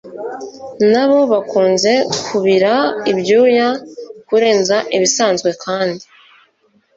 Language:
Kinyarwanda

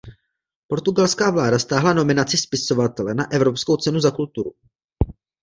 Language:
Czech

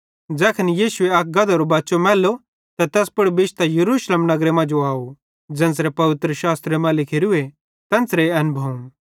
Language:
Bhadrawahi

